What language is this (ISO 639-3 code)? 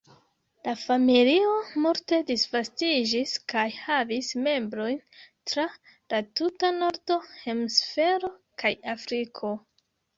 epo